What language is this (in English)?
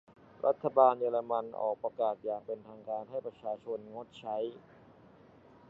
Thai